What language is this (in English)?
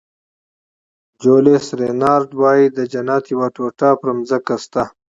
Pashto